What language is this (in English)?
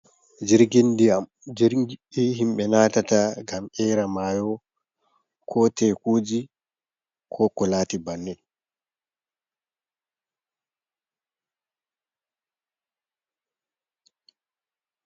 Fula